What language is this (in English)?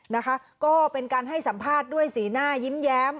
Thai